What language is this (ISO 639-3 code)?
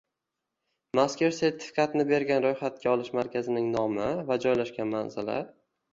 uzb